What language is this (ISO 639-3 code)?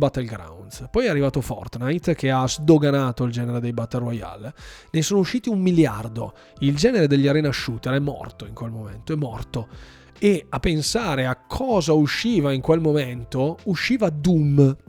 ita